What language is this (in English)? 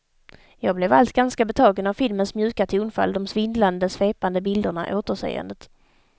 Swedish